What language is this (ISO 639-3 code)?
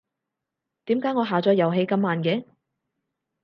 yue